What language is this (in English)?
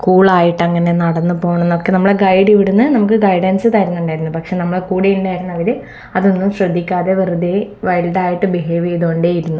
Malayalam